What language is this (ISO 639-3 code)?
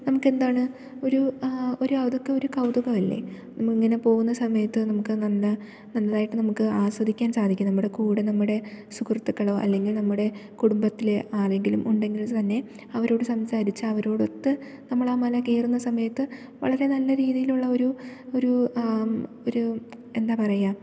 mal